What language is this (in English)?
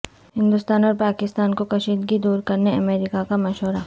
Urdu